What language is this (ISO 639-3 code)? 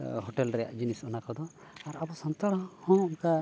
sat